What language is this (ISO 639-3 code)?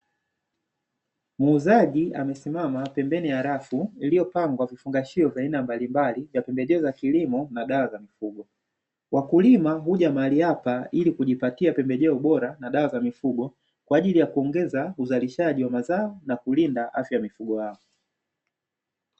swa